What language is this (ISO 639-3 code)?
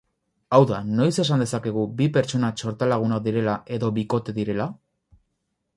eus